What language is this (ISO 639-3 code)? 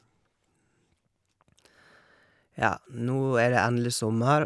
nor